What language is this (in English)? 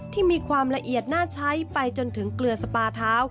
Thai